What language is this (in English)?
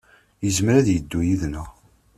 Kabyle